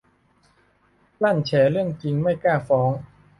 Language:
Thai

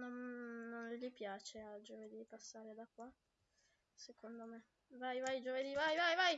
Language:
Italian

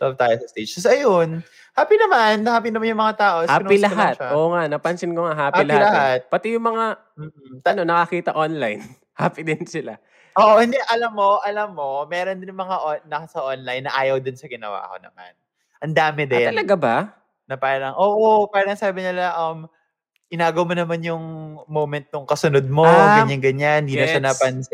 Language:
Filipino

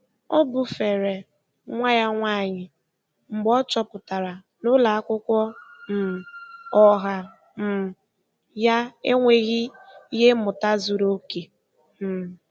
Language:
Igbo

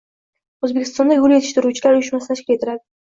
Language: Uzbek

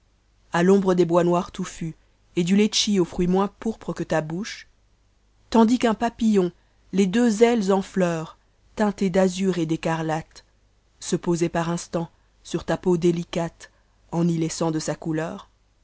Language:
French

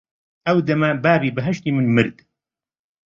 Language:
Central Kurdish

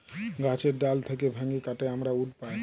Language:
Bangla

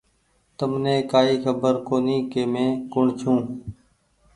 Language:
Goaria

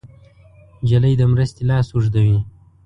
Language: Pashto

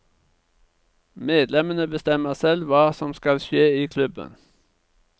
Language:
Norwegian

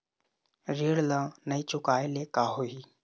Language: Chhattisgarhi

